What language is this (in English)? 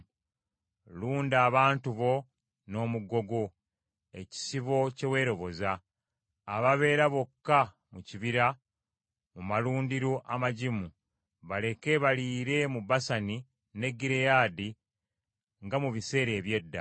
Ganda